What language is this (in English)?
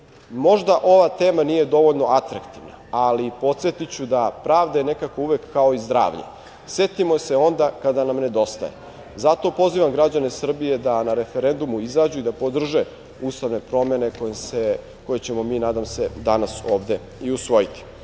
Serbian